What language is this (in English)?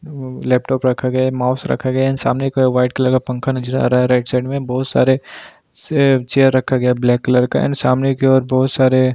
Hindi